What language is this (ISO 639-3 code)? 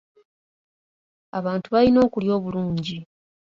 lug